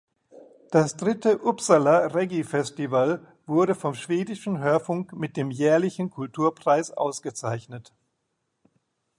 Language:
German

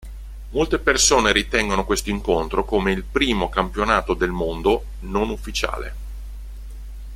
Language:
Italian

